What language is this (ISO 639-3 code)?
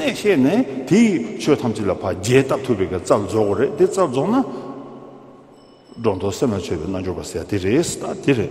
kor